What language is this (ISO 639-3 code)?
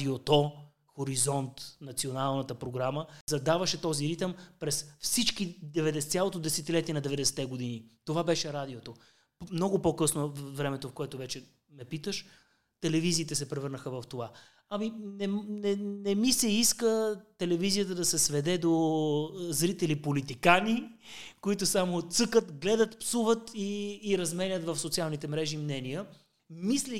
bul